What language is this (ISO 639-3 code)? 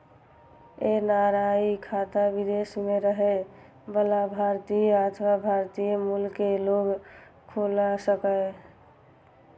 mai